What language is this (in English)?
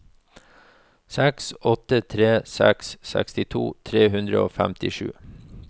Norwegian